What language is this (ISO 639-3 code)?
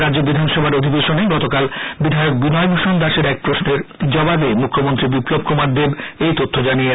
ben